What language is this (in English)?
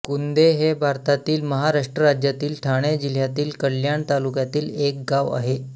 Marathi